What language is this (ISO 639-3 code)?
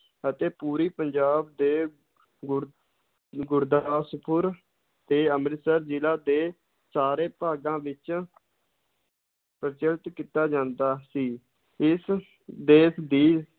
pan